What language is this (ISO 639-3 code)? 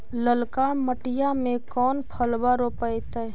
mag